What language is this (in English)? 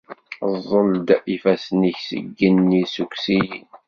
Kabyle